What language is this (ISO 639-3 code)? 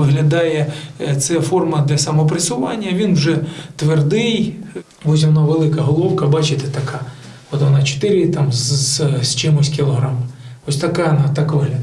ukr